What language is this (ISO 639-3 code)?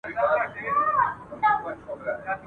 pus